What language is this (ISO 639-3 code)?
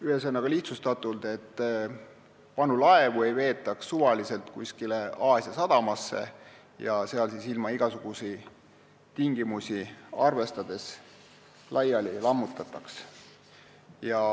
est